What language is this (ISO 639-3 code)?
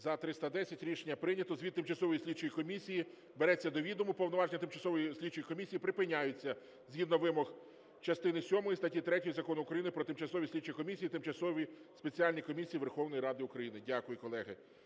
ukr